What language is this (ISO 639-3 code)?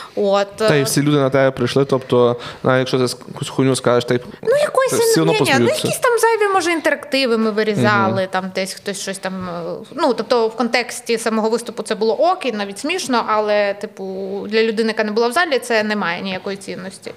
ukr